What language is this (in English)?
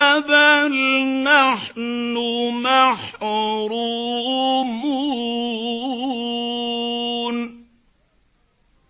Arabic